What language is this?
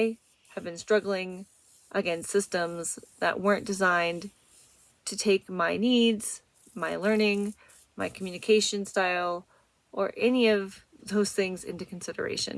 English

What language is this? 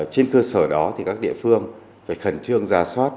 Vietnamese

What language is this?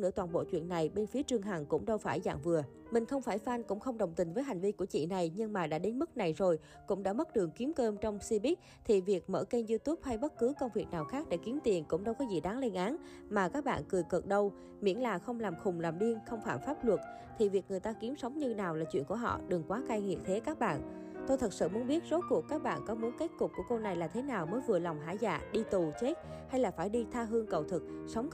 Vietnamese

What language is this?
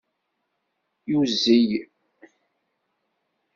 Kabyle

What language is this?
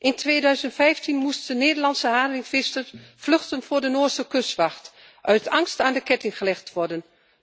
Dutch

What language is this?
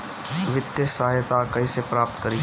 Bhojpuri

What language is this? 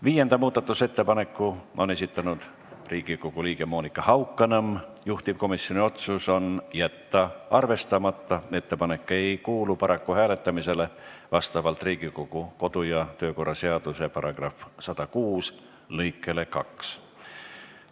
Estonian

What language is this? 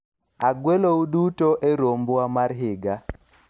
Luo (Kenya and Tanzania)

